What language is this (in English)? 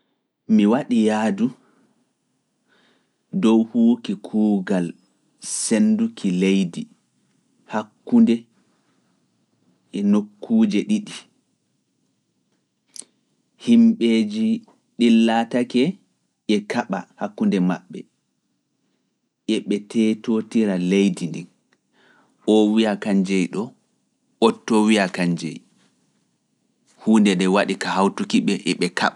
Fula